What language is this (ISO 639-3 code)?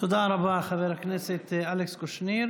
heb